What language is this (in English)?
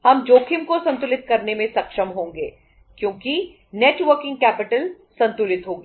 Hindi